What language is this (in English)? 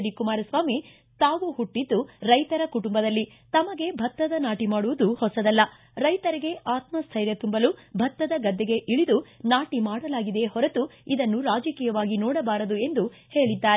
Kannada